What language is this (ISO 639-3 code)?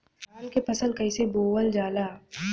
bho